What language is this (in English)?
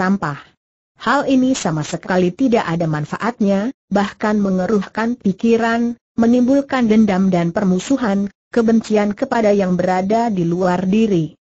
Indonesian